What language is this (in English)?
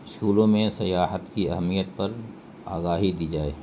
Urdu